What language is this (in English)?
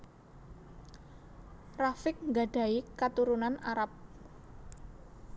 Javanese